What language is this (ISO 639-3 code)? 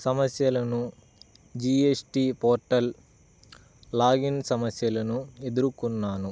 tel